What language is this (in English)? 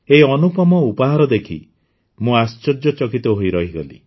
Odia